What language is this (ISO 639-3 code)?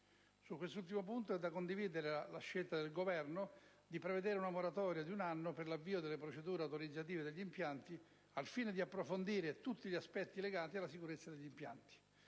ita